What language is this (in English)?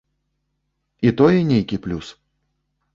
Belarusian